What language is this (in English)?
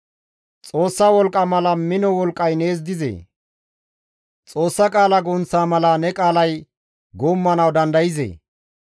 Gamo